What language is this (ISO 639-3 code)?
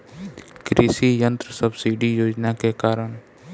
bho